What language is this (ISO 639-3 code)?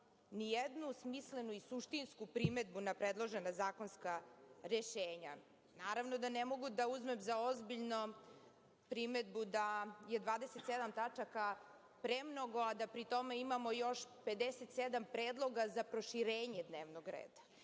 srp